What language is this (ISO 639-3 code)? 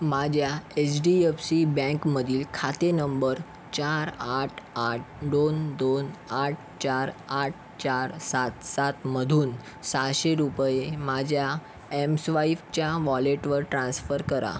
mar